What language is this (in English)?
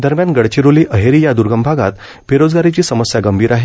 Marathi